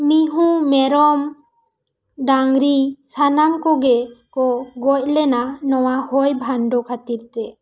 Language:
Santali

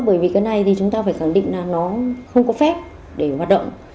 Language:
Vietnamese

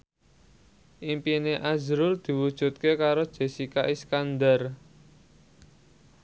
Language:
Javanese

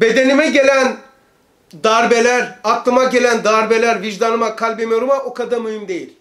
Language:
Turkish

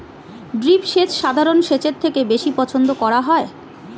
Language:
Bangla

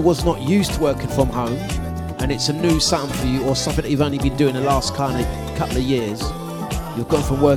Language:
English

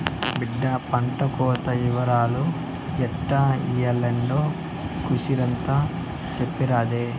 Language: Telugu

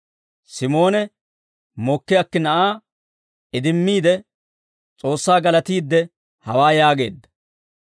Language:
Dawro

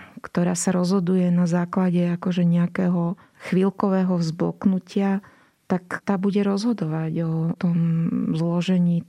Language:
Slovak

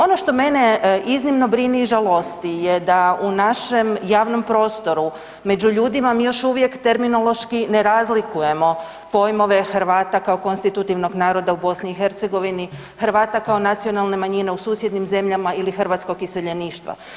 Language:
Croatian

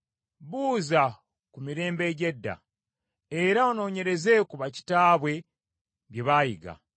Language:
Ganda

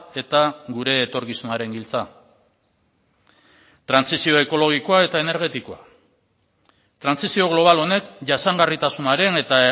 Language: Basque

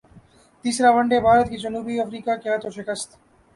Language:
Urdu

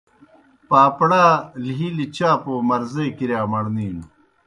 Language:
Kohistani Shina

